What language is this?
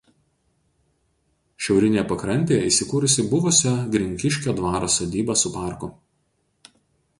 Lithuanian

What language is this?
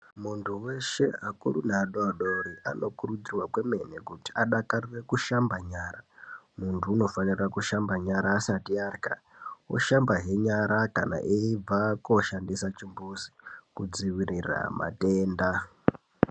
Ndau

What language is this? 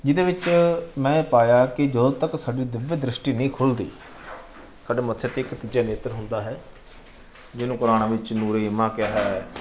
Punjabi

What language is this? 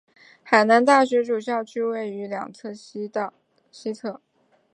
Chinese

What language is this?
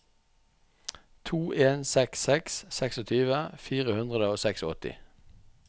Norwegian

